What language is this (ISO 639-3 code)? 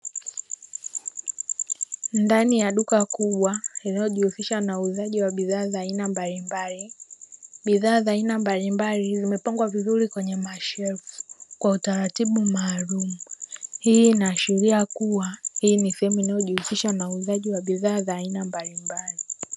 swa